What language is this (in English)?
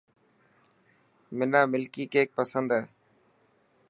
Dhatki